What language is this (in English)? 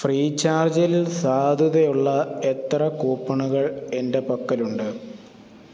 Malayalam